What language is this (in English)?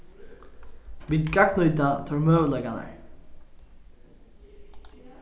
Faroese